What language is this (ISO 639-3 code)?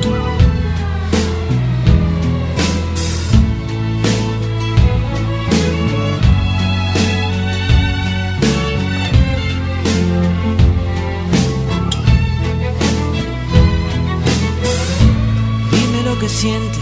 spa